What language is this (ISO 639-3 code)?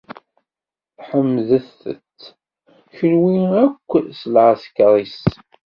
kab